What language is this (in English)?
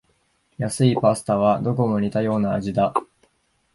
Japanese